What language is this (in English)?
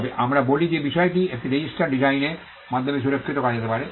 Bangla